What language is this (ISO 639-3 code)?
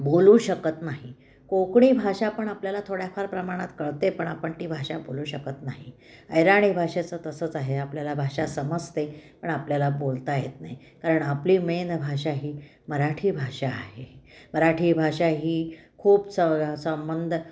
mar